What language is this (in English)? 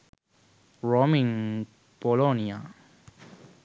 Sinhala